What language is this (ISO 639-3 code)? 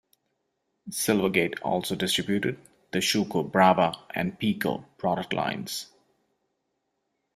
eng